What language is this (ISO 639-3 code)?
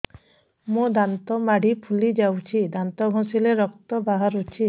ori